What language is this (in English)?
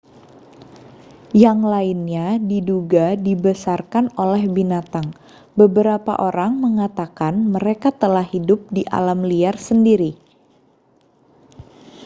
Indonesian